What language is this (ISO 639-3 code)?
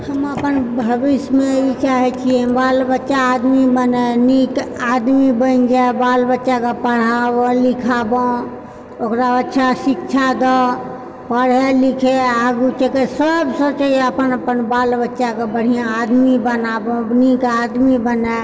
mai